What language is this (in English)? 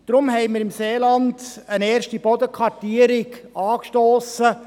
Swiss German